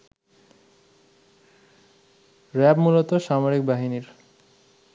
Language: Bangla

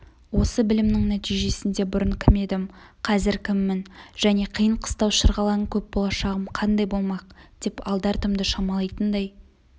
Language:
Kazakh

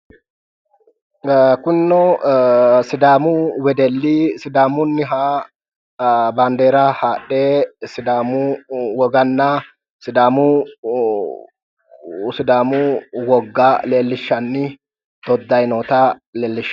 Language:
Sidamo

